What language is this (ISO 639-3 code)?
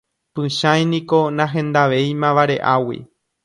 grn